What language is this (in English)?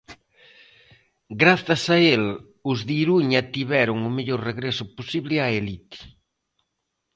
Galician